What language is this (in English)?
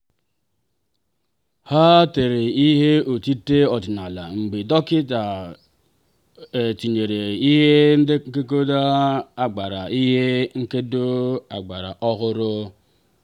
Igbo